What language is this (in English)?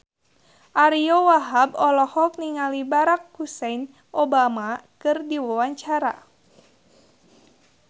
Sundanese